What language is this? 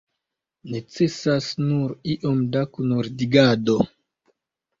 Esperanto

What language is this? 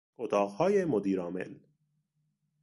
Persian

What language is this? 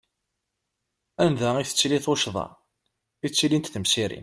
Kabyle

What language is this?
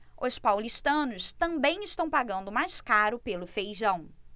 Portuguese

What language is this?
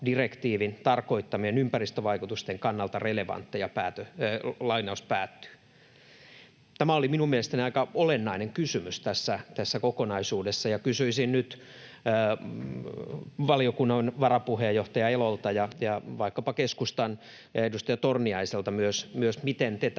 Finnish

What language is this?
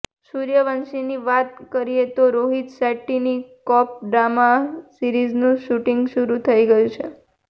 Gujarati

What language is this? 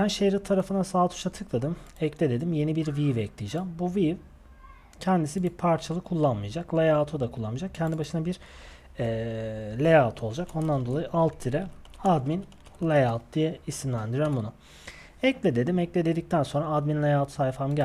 Turkish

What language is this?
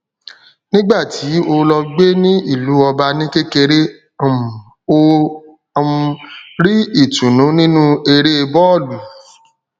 Yoruba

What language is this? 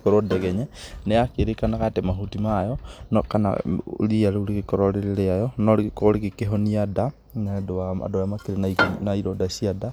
Kikuyu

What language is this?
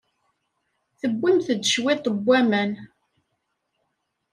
Kabyle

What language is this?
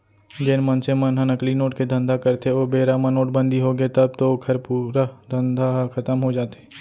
Chhattisgarhi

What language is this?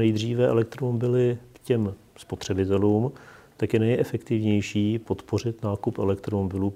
Czech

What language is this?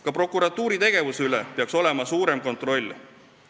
Estonian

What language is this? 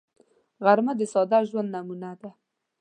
Pashto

